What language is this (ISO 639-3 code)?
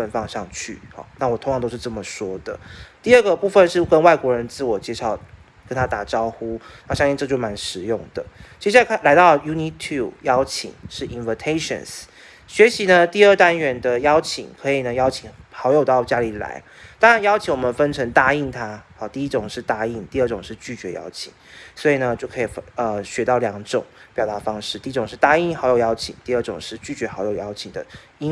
zho